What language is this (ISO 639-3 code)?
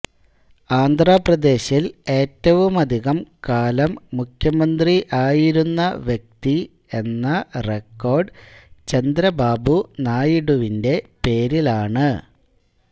mal